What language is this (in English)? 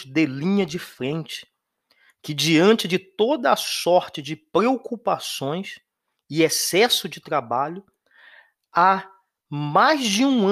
Portuguese